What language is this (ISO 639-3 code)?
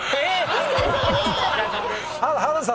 jpn